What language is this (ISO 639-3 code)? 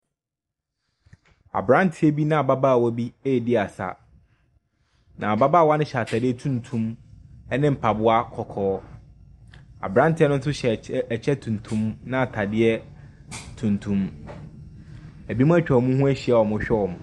aka